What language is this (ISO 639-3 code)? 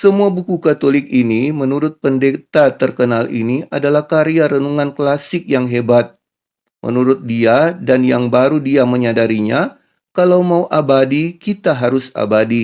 ind